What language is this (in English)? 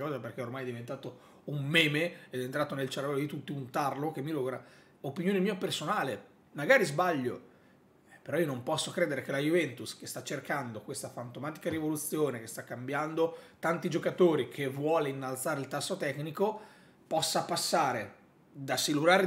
Italian